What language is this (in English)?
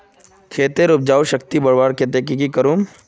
Magahi